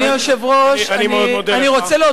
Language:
Hebrew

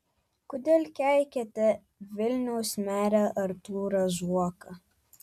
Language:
Lithuanian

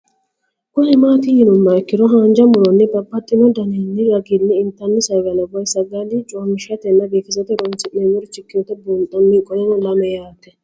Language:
Sidamo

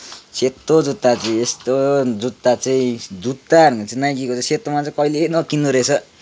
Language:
Nepali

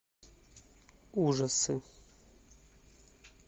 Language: Russian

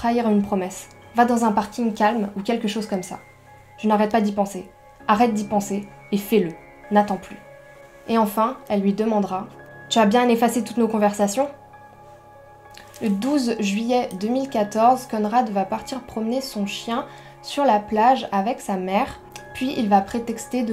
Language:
French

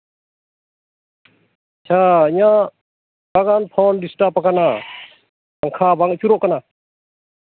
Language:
Santali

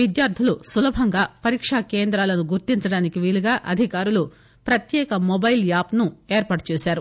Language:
Telugu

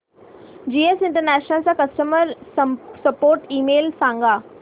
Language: Marathi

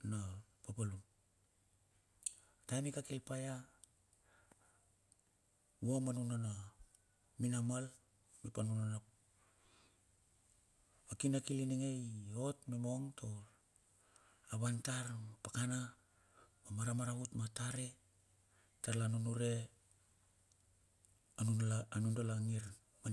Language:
Bilur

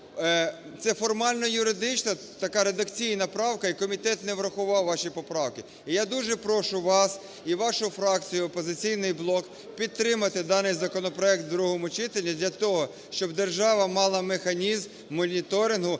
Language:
Ukrainian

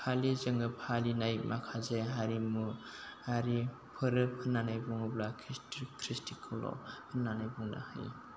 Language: Bodo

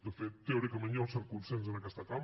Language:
Catalan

